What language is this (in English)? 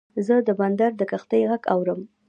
Pashto